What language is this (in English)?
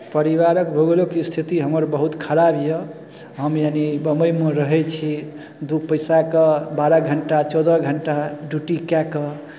Maithili